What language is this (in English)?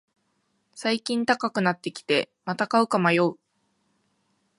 Japanese